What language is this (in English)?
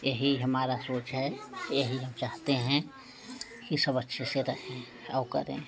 Hindi